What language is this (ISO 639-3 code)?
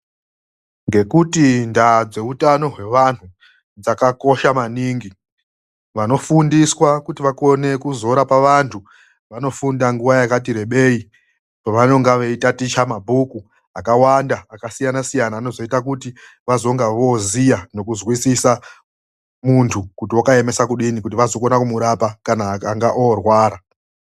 ndc